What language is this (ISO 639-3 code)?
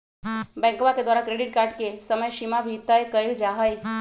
mag